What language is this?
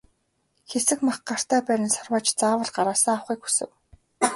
Mongolian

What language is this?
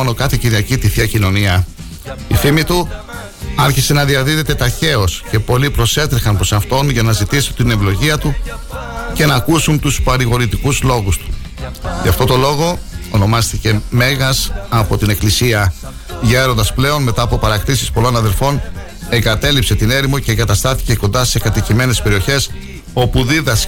Greek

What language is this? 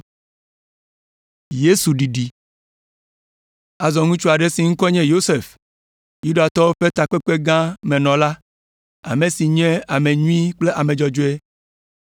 Ewe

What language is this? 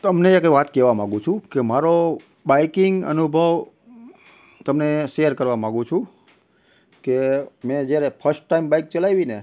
Gujarati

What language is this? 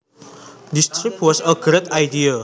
Javanese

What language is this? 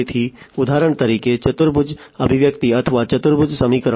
Gujarati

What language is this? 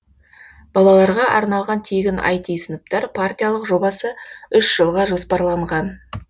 Kazakh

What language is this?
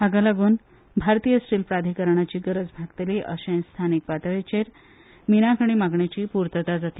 Konkani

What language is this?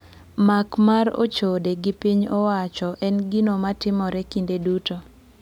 Luo (Kenya and Tanzania)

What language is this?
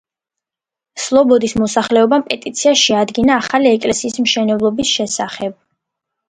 Georgian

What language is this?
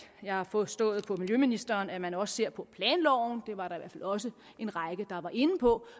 Danish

